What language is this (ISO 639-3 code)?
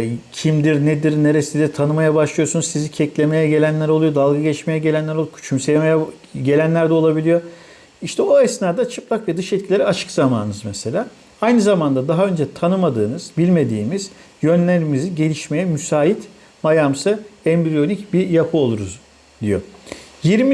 tur